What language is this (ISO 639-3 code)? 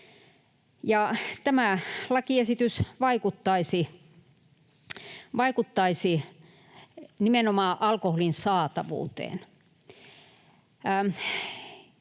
fin